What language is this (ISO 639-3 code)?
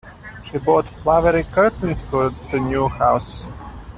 eng